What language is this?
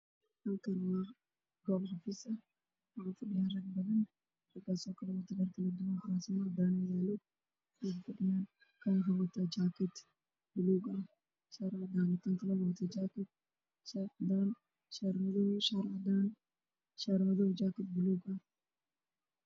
Somali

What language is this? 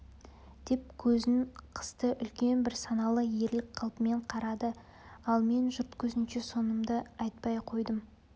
Kazakh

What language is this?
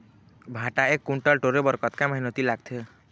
Chhattisgarhi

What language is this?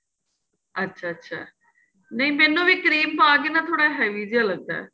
Punjabi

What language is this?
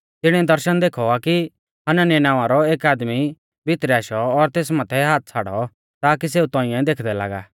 Mahasu Pahari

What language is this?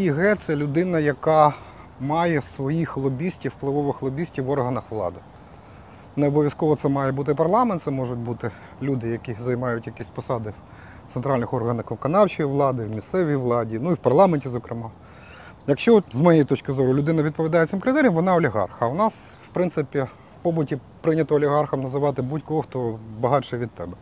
Ukrainian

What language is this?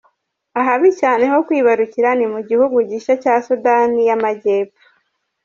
Kinyarwanda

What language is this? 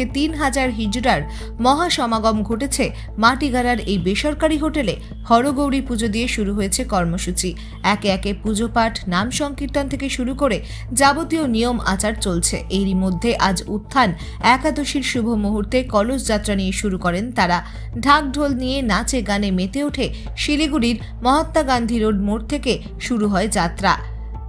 Romanian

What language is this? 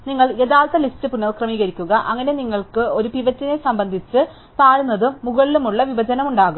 Malayalam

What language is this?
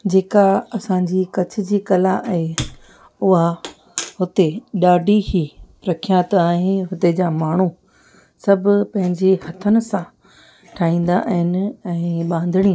Sindhi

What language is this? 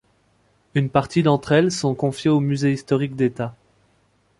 French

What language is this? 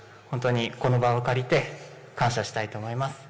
Japanese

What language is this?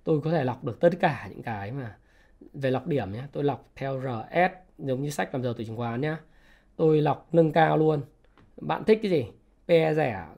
Vietnamese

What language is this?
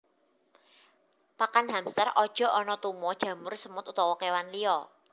Javanese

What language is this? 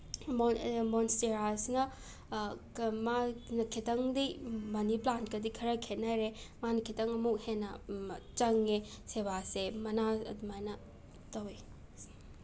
Manipuri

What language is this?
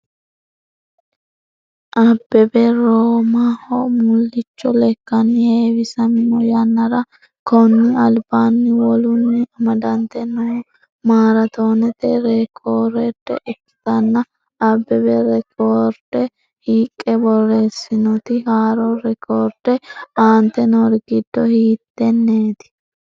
Sidamo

